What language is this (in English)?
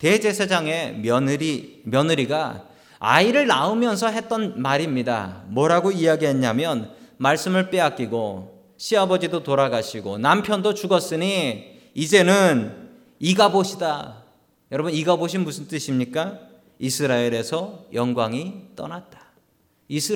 Korean